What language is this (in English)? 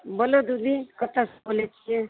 Maithili